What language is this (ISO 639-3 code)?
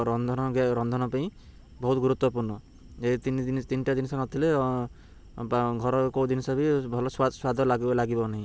ori